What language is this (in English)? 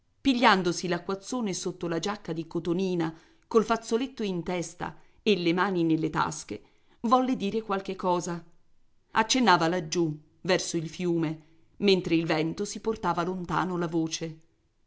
Italian